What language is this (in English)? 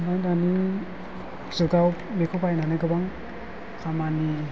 Bodo